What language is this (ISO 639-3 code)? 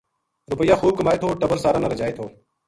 gju